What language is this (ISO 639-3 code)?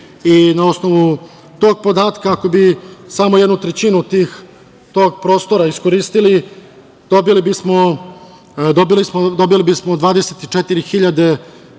srp